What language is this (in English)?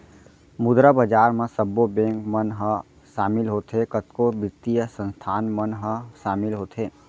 Chhattisgarhi